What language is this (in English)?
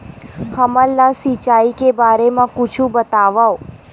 Chhattisgarhi